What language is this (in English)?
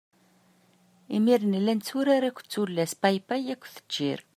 Kabyle